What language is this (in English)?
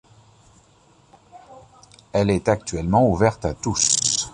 French